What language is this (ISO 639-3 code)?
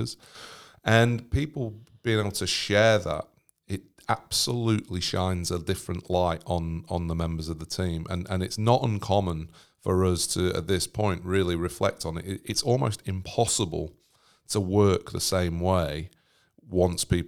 eng